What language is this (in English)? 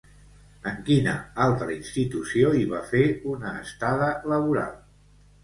Catalan